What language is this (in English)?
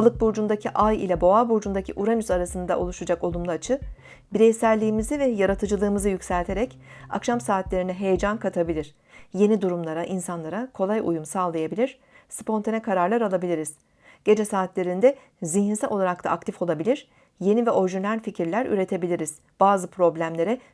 Turkish